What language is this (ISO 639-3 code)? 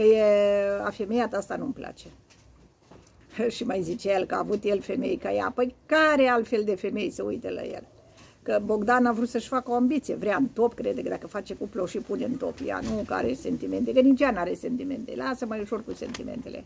ron